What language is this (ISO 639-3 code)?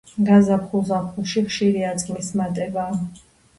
kat